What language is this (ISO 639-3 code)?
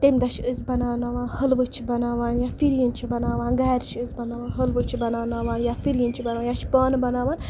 kas